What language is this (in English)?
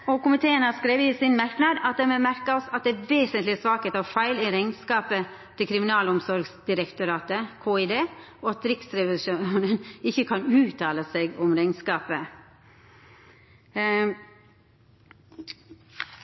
Norwegian Nynorsk